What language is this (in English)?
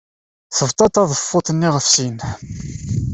Kabyle